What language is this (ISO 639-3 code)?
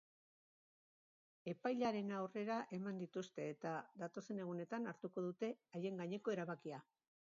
eus